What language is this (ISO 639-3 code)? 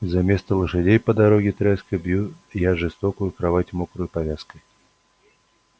rus